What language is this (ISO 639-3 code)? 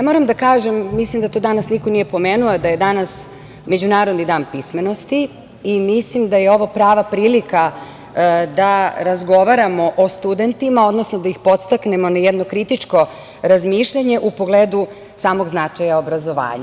srp